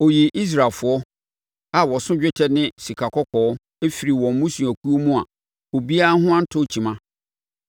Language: Akan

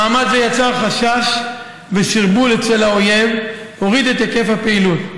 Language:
Hebrew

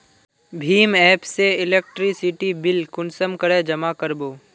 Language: Magahi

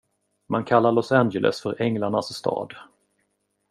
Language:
Swedish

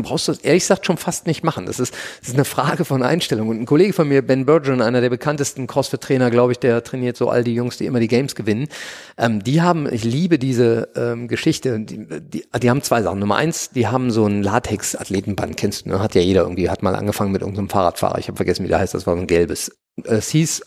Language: German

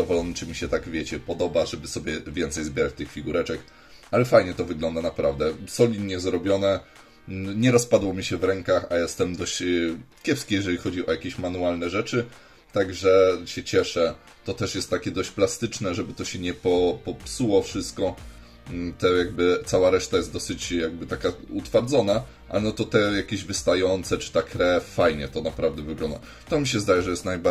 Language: Polish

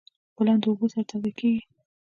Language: Pashto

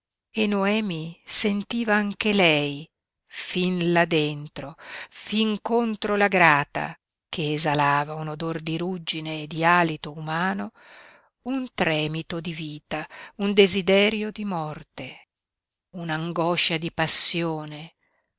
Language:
Italian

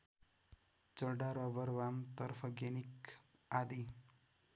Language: Nepali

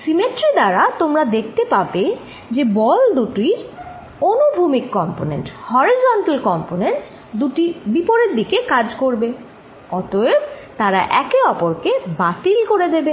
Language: Bangla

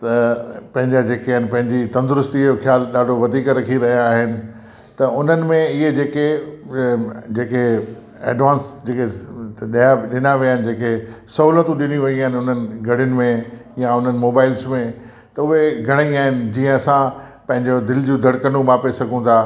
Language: Sindhi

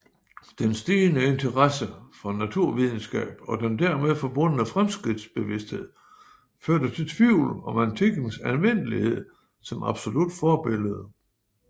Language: Danish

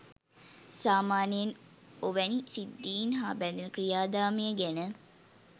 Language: Sinhala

